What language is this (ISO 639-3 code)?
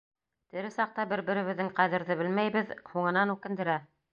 bak